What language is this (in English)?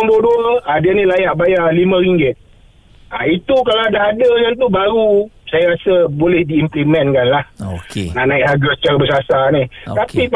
Malay